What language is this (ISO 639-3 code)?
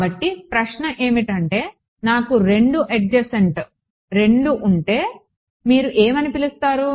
tel